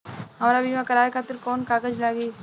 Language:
Bhojpuri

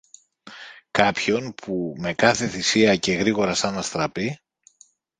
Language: Greek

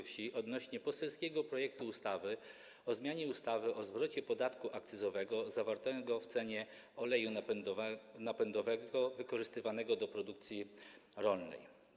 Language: Polish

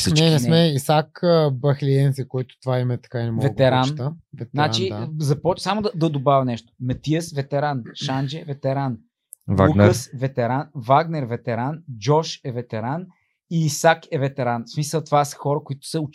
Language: Bulgarian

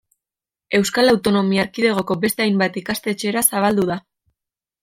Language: Basque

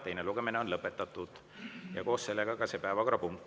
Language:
Estonian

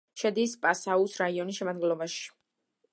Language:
Georgian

